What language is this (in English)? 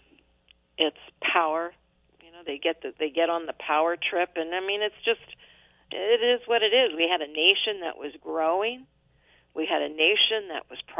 English